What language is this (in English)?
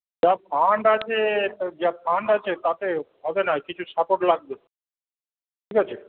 Bangla